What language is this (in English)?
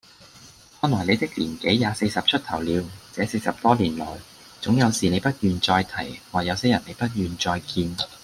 Cantonese